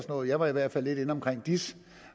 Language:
Danish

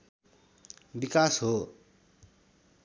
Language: Nepali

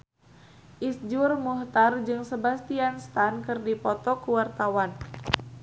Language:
Sundanese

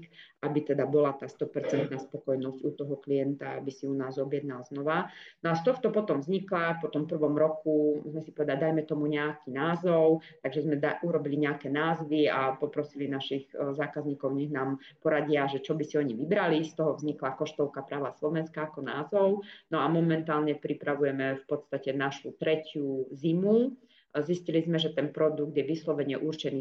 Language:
Slovak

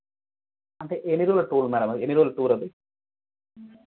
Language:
Telugu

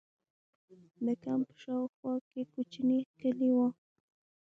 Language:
Pashto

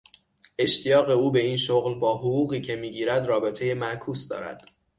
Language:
Persian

